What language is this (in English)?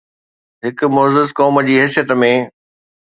Sindhi